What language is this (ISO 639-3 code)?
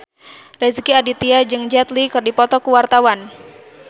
sun